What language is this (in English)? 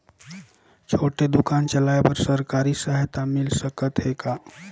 Chhattisgarhi